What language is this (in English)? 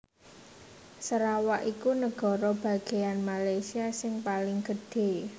Javanese